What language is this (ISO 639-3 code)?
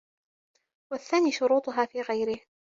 ara